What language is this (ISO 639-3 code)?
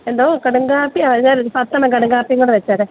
mal